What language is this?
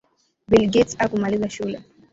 Swahili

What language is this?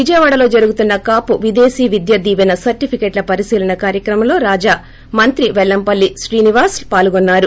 Telugu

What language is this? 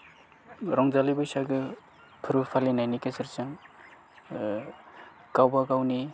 Bodo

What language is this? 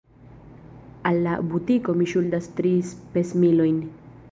Esperanto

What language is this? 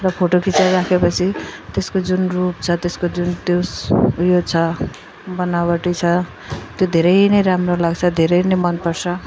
Nepali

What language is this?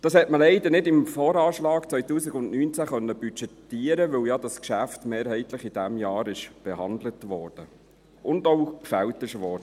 Swiss German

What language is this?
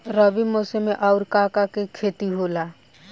Bhojpuri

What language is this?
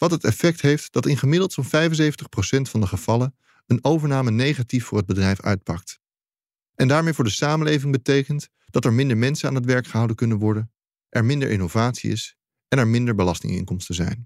Dutch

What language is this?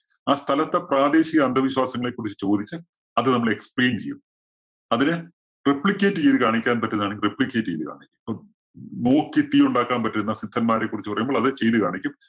Malayalam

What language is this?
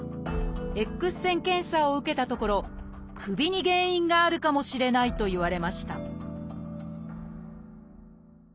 Japanese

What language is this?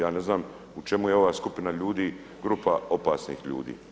Croatian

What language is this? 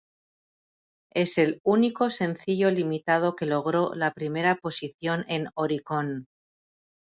Spanish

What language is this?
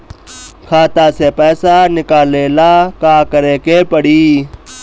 Bhojpuri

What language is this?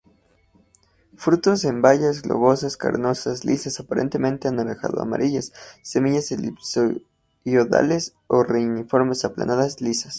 Spanish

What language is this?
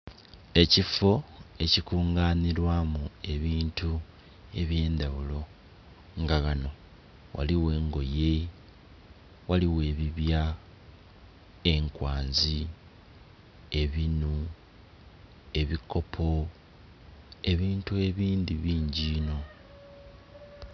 Soga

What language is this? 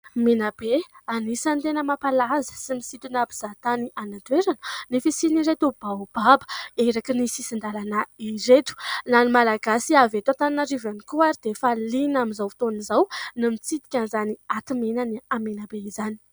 Malagasy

